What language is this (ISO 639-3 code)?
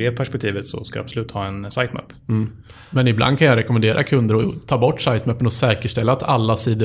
swe